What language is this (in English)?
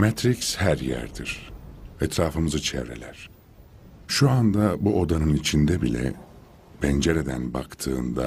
Turkish